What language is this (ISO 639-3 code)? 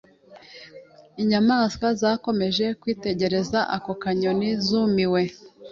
kin